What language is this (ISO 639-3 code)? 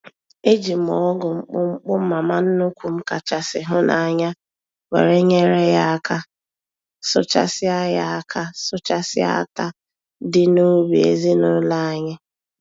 ibo